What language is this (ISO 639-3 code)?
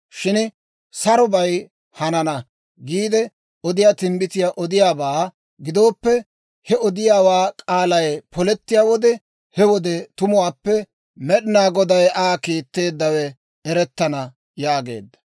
dwr